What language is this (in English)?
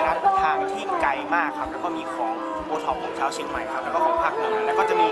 Thai